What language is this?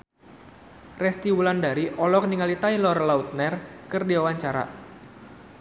Sundanese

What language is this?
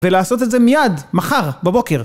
Hebrew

